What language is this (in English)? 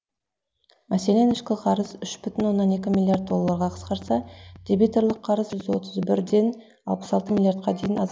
Kazakh